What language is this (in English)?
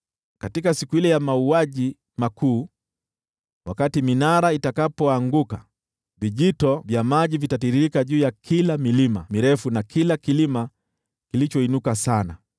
Swahili